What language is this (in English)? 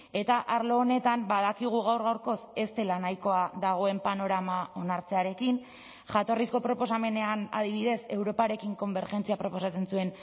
Basque